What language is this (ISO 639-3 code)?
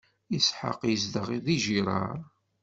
kab